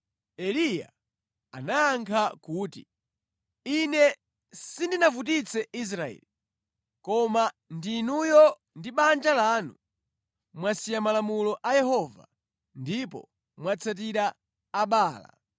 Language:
Nyanja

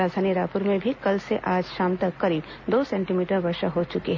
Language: Hindi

